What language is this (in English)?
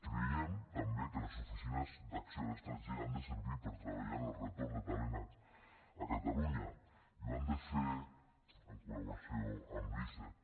Catalan